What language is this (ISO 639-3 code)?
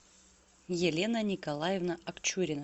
rus